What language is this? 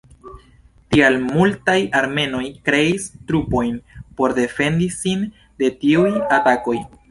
Esperanto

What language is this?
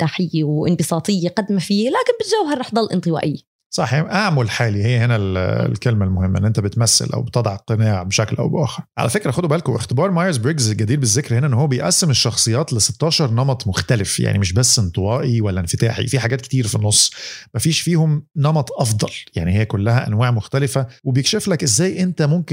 Arabic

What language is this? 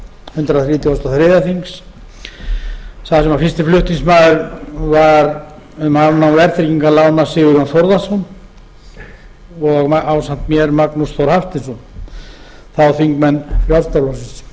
Icelandic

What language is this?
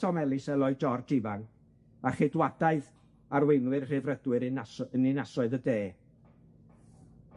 Welsh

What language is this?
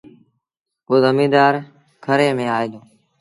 Sindhi Bhil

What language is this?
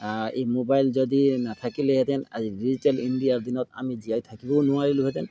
Assamese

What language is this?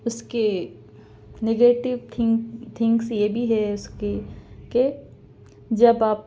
Urdu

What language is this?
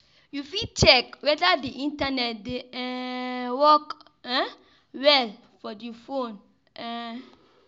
Nigerian Pidgin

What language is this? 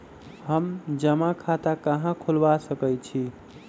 Magahi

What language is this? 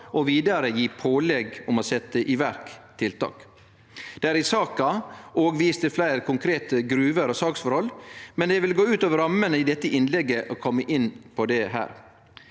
Norwegian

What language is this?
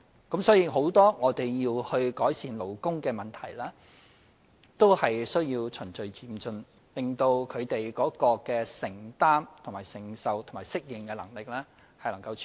Cantonese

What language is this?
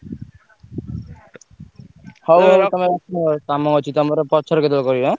Odia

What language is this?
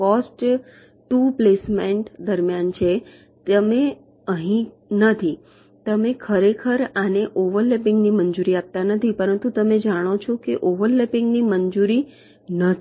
Gujarati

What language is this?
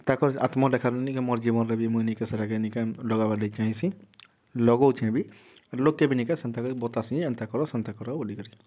Odia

